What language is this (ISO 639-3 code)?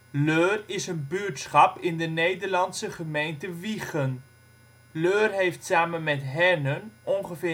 nld